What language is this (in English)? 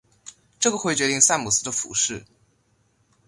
Chinese